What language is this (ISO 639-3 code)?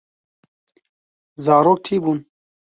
kur